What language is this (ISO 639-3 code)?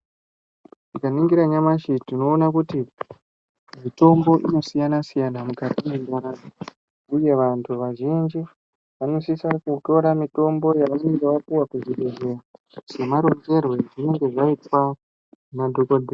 ndc